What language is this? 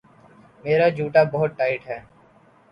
Urdu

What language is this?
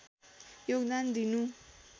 Nepali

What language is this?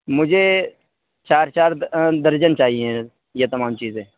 Urdu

